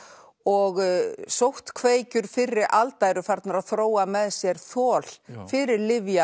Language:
Icelandic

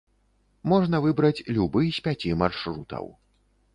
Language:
Belarusian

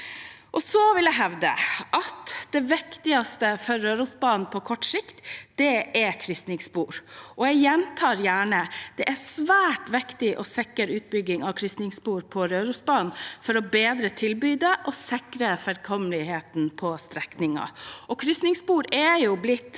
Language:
Norwegian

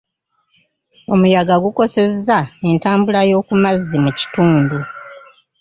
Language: Ganda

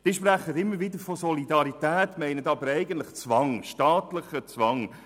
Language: Swiss German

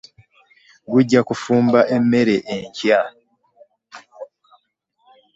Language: Ganda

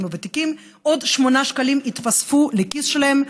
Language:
Hebrew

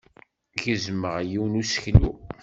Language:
Kabyle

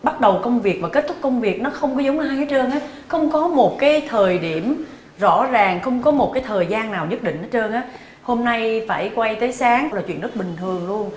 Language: Vietnamese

